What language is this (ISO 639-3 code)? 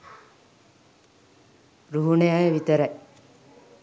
sin